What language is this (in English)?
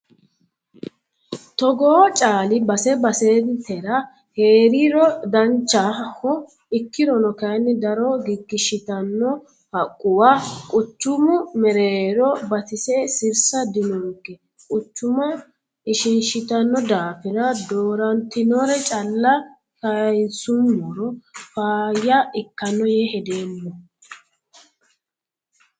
Sidamo